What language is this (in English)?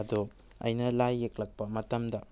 Manipuri